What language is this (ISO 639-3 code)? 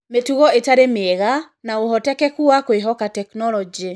kik